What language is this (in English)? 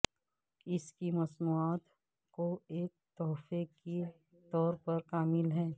Urdu